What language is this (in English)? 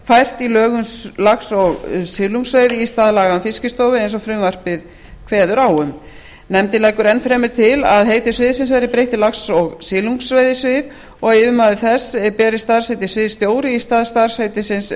Icelandic